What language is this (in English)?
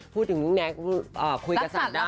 Thai